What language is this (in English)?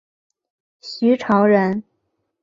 Chinese